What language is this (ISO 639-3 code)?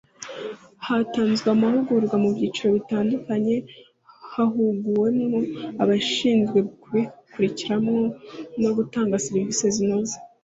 kin